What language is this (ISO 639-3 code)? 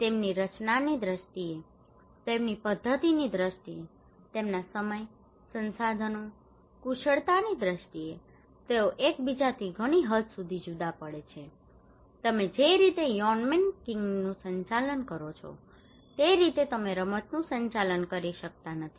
guj